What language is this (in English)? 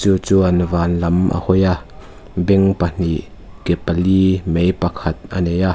Mizo